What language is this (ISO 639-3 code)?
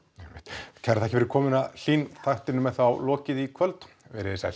isl